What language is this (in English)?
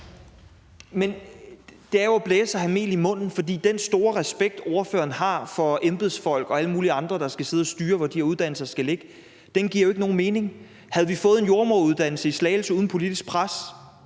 Danish